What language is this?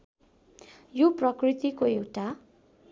Nepali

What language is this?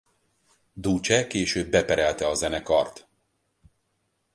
Hungarian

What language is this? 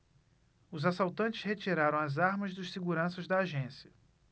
Portuguese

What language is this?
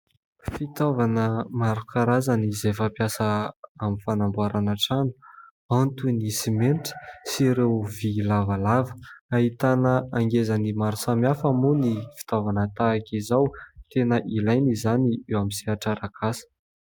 Malagasy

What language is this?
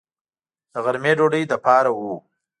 Pashto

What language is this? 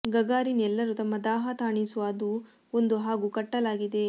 Kannada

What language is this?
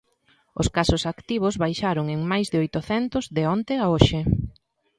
Galician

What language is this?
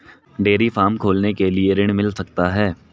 Hindi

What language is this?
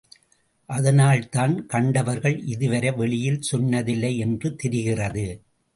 Tamil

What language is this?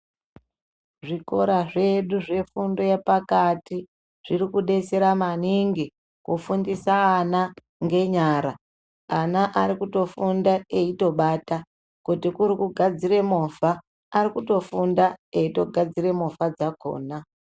Ndau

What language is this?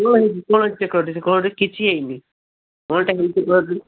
Odia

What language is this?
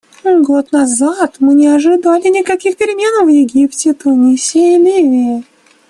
Russian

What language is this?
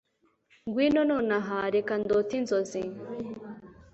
Kinyarwanda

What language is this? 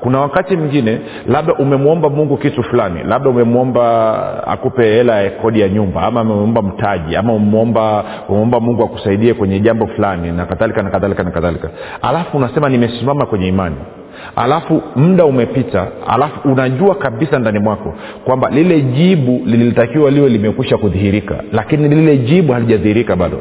Swahili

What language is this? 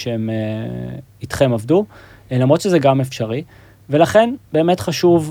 Hebrew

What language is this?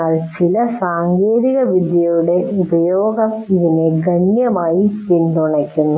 Malayalam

